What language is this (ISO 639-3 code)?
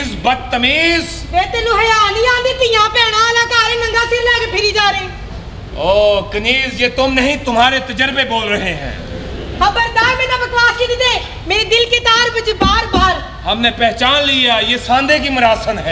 hin